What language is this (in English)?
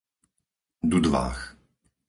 Slovak